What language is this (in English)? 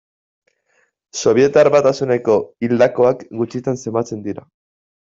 Basque